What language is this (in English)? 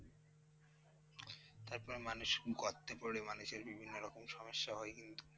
Bangla